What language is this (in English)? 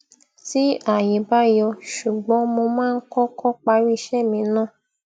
Yoruba